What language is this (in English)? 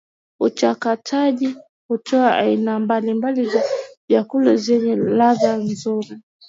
Swahili